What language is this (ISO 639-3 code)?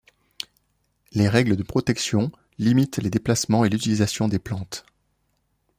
fra